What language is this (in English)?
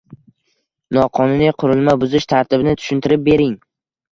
Uzbek